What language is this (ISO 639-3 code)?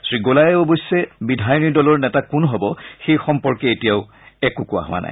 asm